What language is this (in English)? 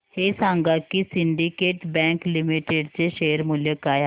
Marathi